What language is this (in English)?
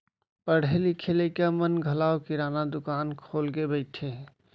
Chhattisgarhi